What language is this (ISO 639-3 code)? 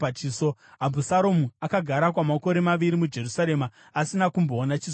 sna